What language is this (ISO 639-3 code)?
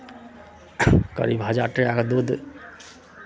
mai